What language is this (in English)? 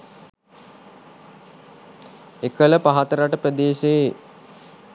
Sinhala